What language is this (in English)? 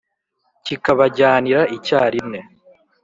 Kinyarwanda